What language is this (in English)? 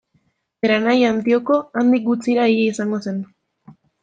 Basque